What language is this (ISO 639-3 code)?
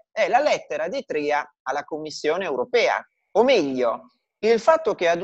ita